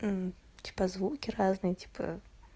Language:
Russian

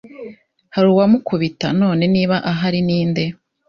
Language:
Kinyarwanda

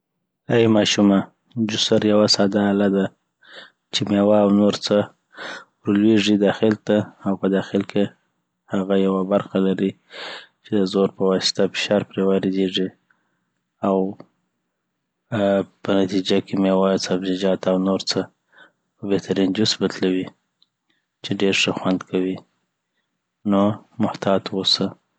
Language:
Southern Pashto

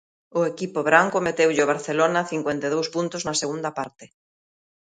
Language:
Galician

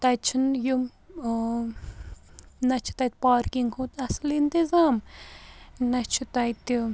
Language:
Kashmiri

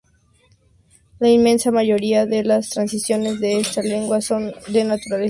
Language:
Spanish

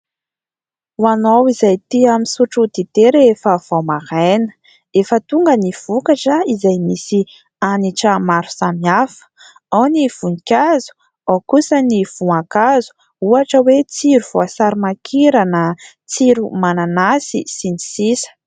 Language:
Malagasy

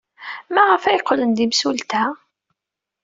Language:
Kabyle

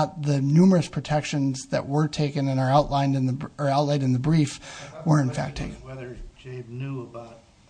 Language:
English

